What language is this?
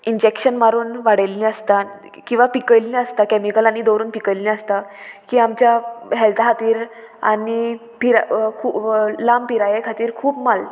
Konkani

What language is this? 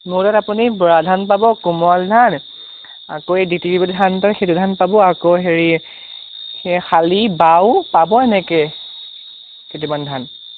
Assamese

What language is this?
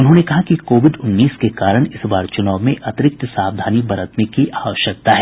Hindi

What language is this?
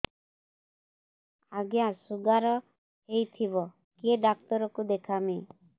Odia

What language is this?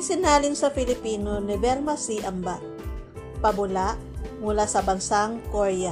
Filipino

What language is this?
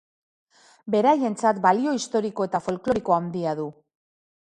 Basque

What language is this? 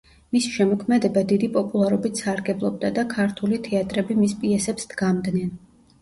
Georgian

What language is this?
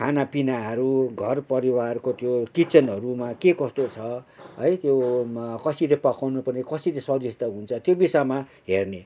Nepali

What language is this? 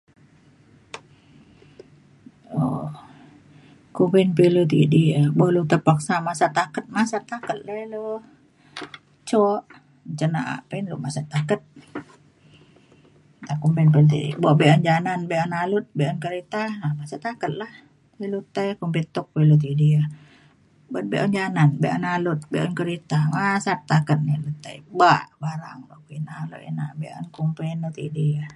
Mainstream Kenyah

